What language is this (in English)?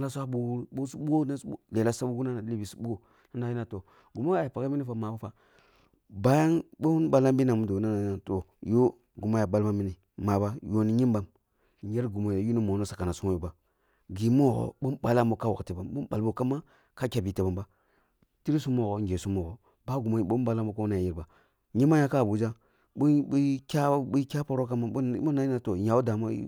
Kulung (Nigeria)